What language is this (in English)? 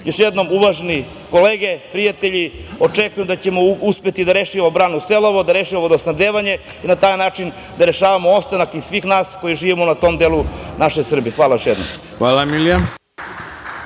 Serbian